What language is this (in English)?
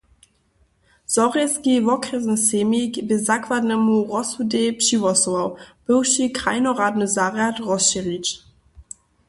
Upper Sorbian